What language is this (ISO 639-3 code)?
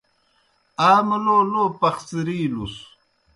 plk